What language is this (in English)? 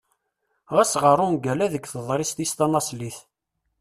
Kabyle